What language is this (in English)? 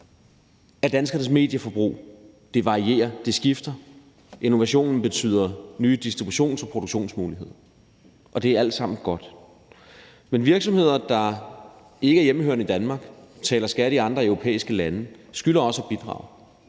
Danish